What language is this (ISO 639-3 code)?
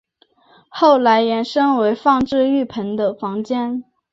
zho